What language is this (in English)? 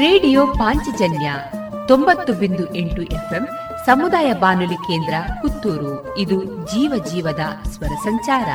Kannada